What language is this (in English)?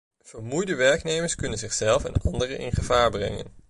Dutch